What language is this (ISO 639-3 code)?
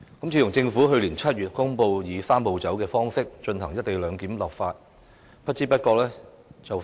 yue